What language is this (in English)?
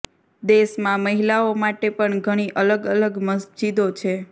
Gujarati